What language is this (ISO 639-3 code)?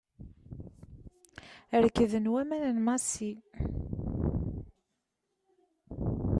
kab